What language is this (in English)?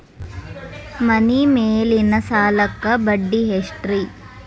Kannada